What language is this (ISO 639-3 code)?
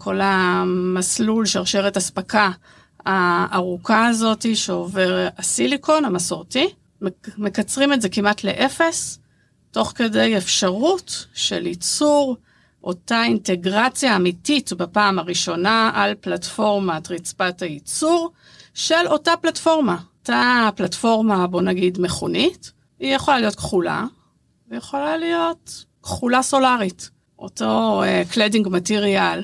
heb